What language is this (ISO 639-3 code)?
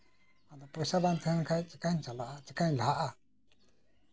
sat